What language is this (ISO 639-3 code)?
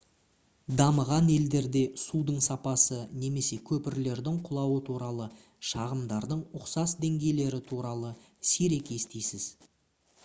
kaz